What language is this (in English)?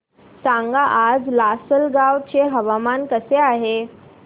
Marathi